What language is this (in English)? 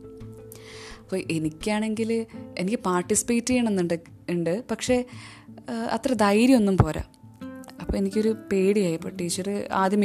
Malayalam